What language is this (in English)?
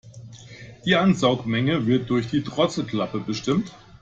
German